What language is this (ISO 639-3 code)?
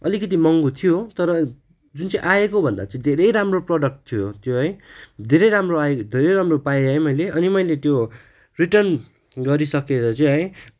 nep